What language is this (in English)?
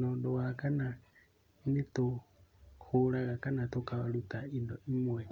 Kikuyu